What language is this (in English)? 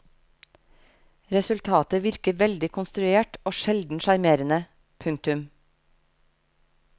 Norwegian